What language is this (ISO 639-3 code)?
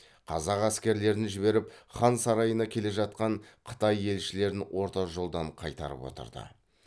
kaz